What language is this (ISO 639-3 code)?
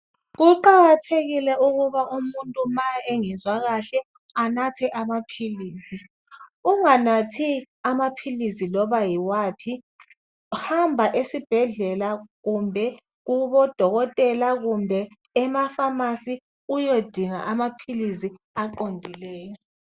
nde